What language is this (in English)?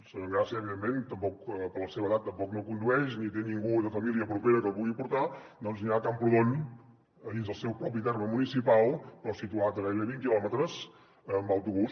Catalan